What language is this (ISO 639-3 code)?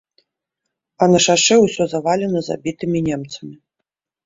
bel